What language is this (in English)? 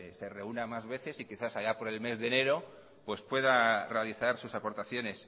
Spanish